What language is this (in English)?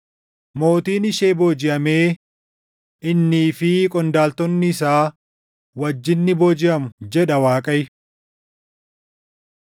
Oromo